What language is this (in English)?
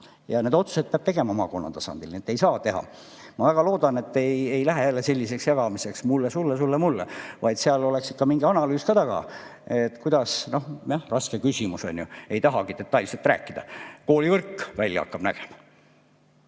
Estonian